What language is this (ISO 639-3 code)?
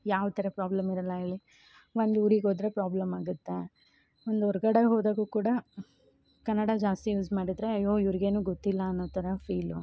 kan